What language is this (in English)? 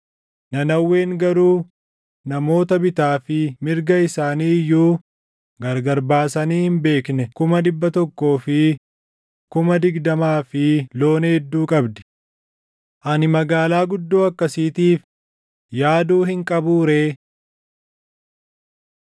Oromo